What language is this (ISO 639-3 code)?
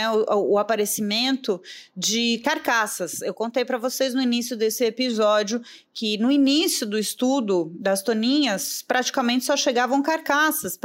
por